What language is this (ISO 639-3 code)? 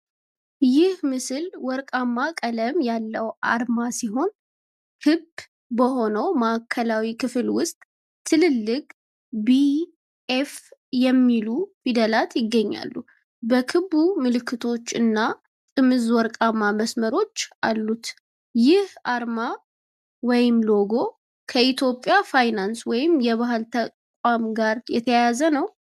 amh